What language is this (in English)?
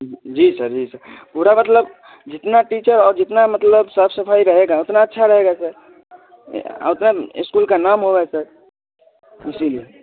Hindi